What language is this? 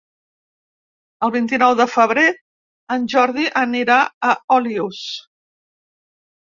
Catalan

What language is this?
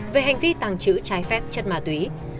Vietnamese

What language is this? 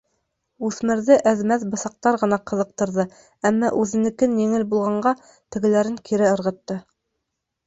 Bashkir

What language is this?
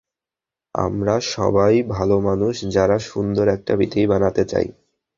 Bangla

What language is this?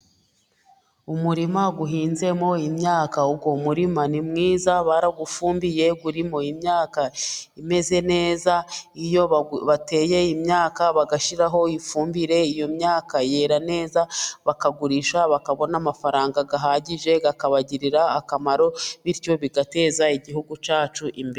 Kinyarwanda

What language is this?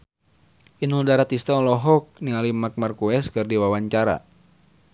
Sundanese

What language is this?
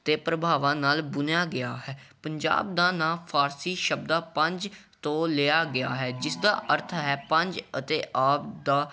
Punjabi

